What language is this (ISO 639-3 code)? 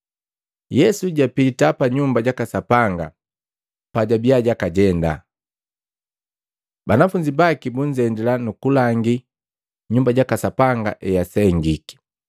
mgv